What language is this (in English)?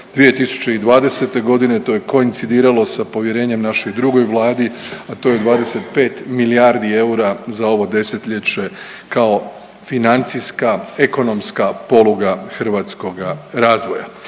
Croatian